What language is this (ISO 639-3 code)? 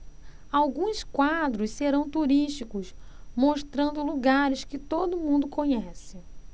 por